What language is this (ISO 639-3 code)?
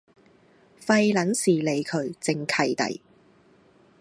yue